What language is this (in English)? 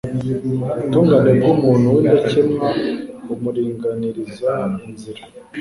Kinyarwanda